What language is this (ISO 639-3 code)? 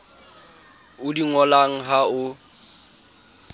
sot